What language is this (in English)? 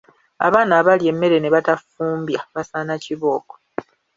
Ganda